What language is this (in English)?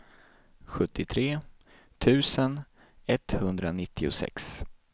Swedish